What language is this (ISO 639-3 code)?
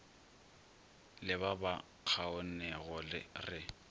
nso